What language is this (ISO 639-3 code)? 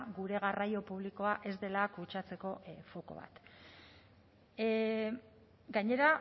eus